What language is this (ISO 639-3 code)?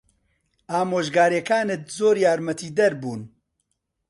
ckb